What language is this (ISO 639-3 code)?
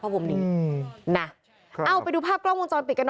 tha